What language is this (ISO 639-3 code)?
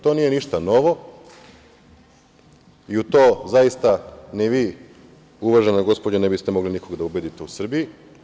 srp